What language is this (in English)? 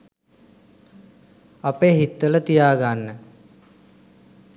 Sinhala